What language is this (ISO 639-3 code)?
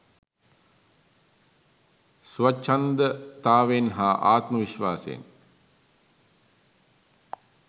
sin